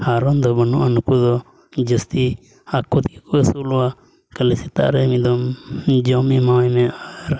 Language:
Santali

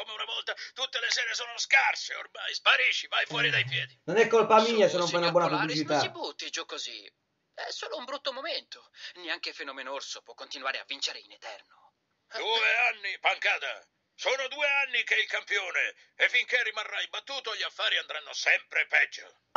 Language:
Italian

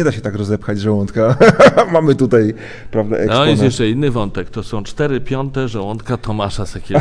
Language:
Polish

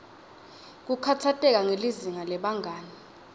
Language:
Swati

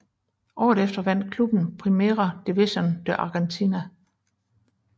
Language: Danish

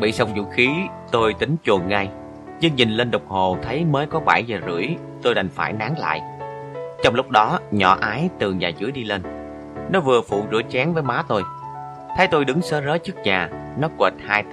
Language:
Vietnamese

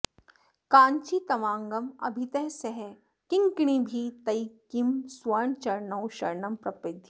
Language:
Sanskrit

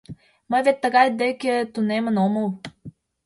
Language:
Mari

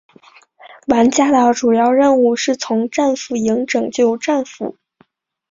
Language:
Chinese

